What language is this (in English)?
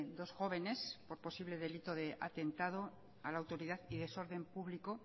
Spanish